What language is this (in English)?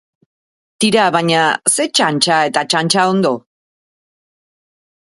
Basque